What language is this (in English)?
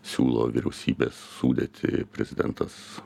Lithuanian